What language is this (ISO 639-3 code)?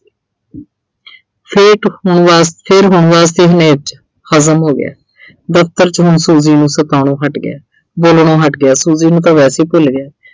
pan